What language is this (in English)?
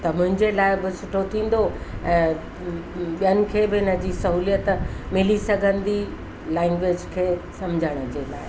Sindhi